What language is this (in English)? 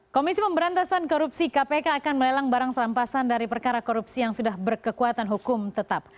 Indonesian